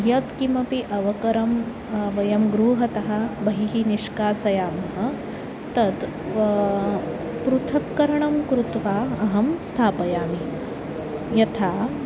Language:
Sanskrit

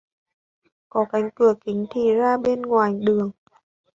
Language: Vietnamese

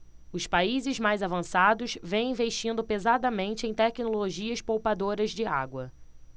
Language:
Portuguese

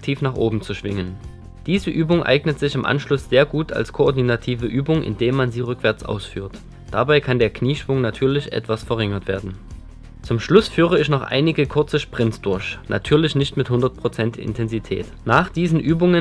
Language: German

